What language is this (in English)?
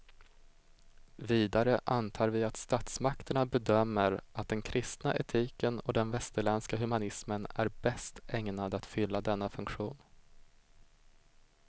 Swedish